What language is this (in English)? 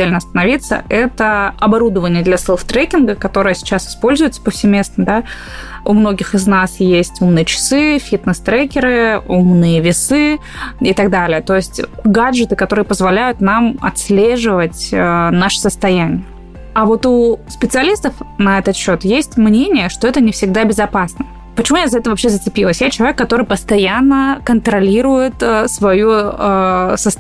Russian